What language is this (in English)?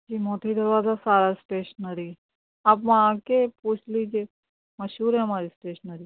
Urdu